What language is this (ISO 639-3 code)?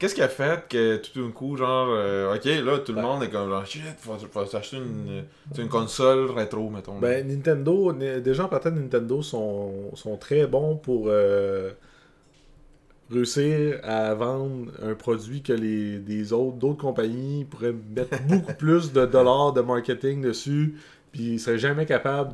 fra